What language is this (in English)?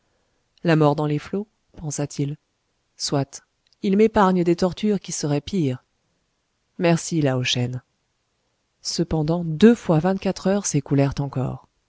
French